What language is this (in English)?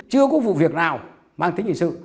Vietnamese